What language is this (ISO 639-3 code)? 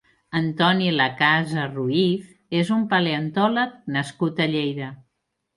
cat